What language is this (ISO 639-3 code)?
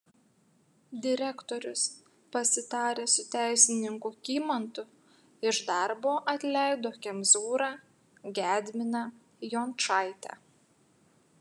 lit